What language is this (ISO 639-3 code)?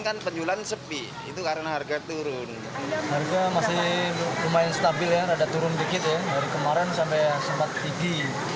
ind